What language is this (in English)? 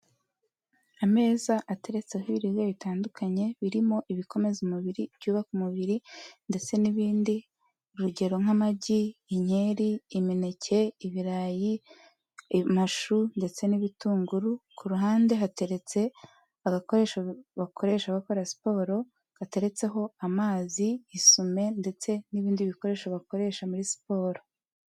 Kinyarwanda